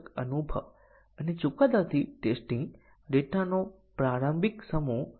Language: Gujarati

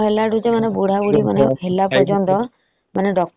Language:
Odia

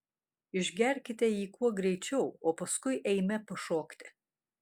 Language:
Lithuanian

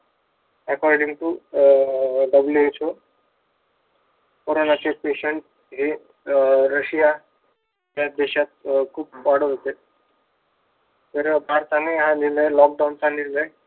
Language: Marathi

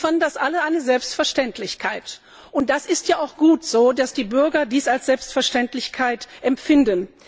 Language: German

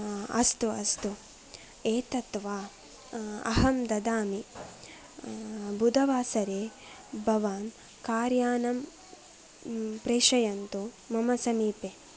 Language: Sanskrit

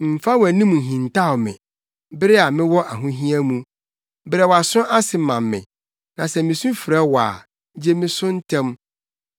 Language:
Akan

